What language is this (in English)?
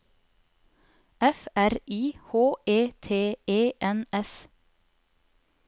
Norwegian